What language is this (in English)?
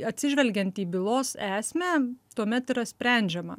Lithuanian